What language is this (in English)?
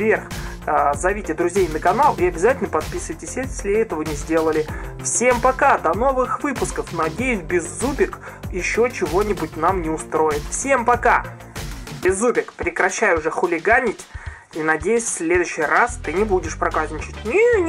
Russian